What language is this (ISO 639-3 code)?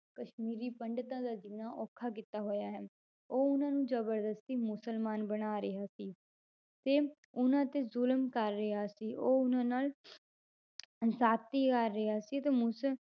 pan